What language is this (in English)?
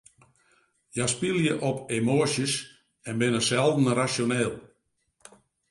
Western Frisian